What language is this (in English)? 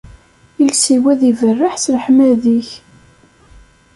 Kabyle